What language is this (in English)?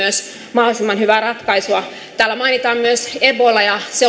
Finnish